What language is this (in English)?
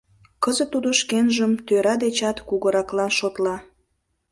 Mari